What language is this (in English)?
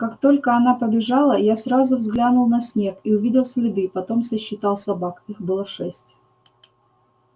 Russian